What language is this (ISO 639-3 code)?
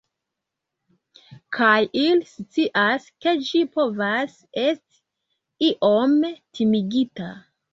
epo